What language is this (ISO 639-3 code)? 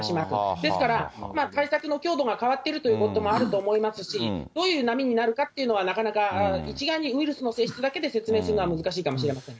jpn